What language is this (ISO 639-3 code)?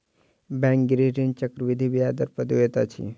mai